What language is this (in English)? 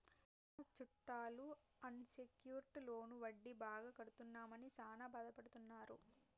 Telugu